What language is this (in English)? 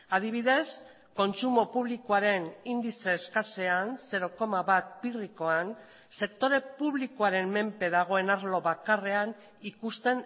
Basque